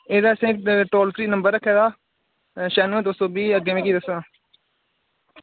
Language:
Dogri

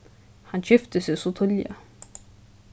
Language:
Faroese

